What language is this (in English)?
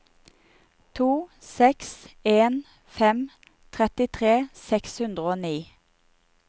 Norwegian